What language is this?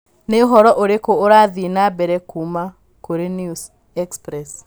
Kikuyu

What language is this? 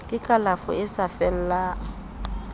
Southern Sotho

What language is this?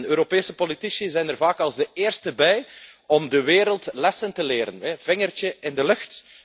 Dutch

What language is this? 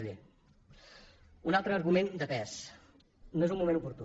Catalan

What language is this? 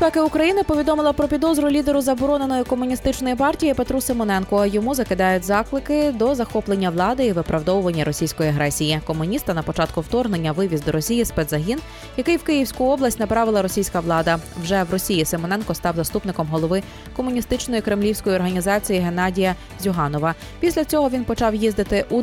Ukrainian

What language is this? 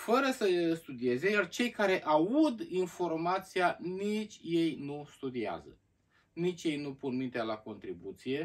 Romanian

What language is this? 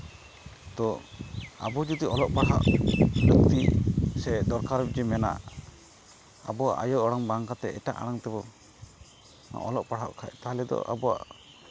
Santali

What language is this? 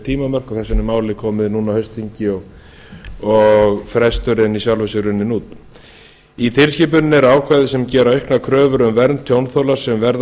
Icelandic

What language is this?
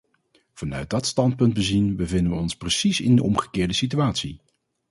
Dutch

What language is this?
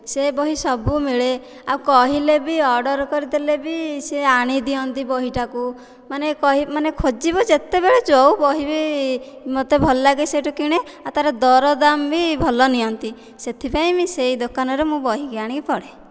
Odia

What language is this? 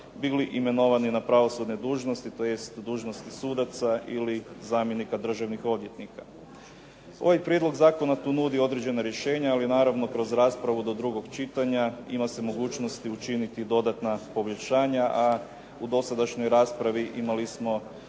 Croatian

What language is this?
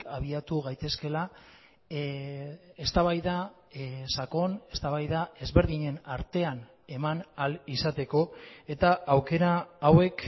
Basque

